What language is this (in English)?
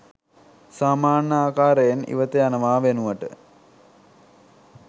Sinhala